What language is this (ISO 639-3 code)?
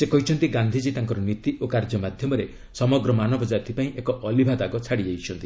ori